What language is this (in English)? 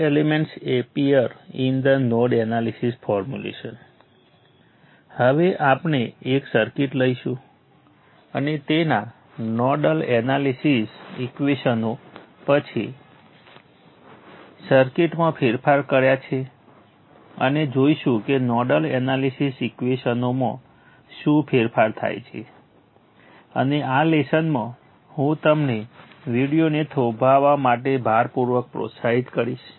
Gujarati